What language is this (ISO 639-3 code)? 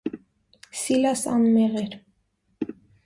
hye